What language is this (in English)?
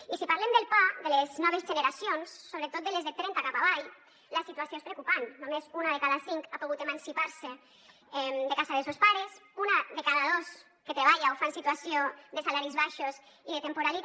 Catalan